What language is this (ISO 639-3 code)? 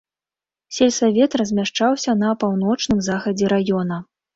bel